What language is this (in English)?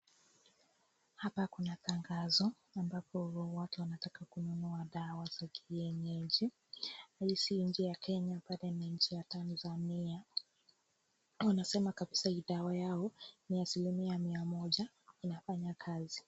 Swahili